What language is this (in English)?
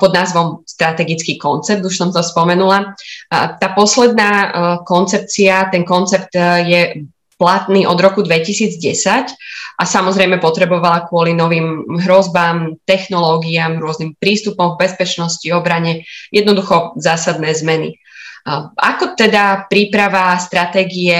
Slovak